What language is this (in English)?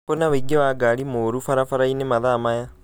Kikuyu